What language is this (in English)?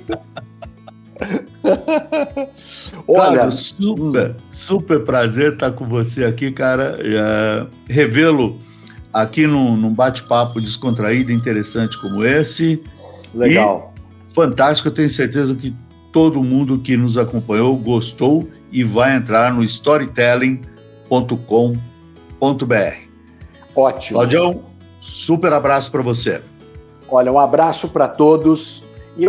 Portuguese